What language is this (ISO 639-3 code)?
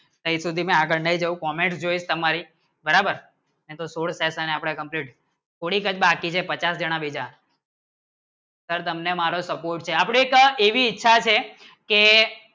guj